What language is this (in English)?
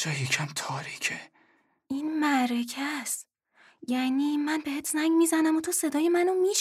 Persian